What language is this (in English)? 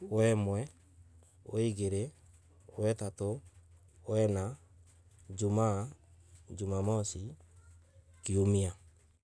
Embu